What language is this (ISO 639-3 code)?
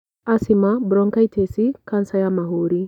kik